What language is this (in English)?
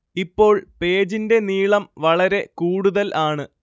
Malayalam